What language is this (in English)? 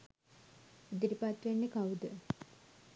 Sinhala